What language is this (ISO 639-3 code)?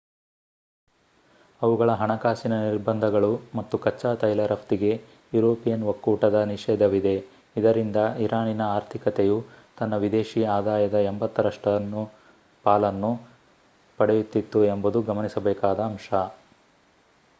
kan